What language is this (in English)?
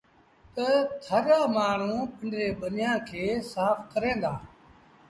Sindhi Bhil